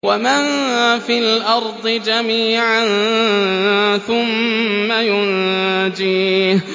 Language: Arabic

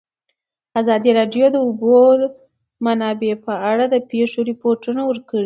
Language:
Pashto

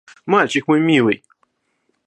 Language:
Russian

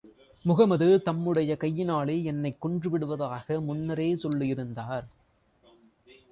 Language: Tamil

